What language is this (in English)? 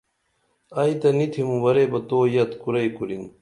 Dameli